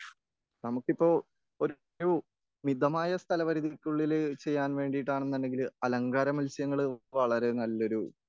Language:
Malayalam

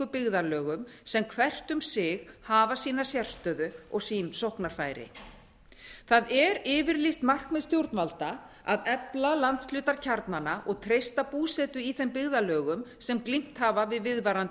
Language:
Icelandic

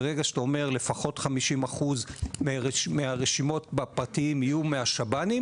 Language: Hebrew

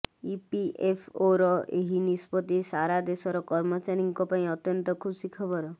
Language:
Odia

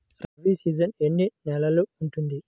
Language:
Telugu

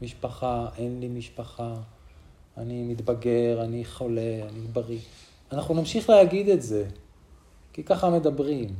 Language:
Hebrew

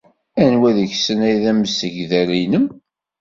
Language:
Kabyle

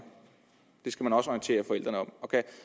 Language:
Danish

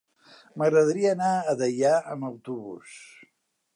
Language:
Catalan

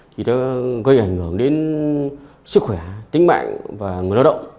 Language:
Vietnamese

